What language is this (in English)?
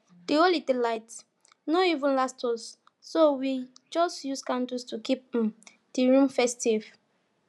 Nigerian Pidgin